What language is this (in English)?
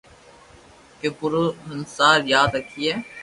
Loarki